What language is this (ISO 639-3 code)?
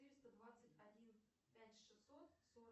rus